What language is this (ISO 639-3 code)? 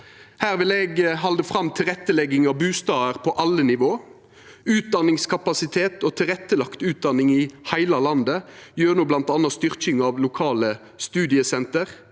nor